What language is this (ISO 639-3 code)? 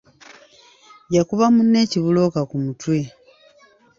lug